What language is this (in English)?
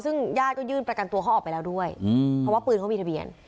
Thai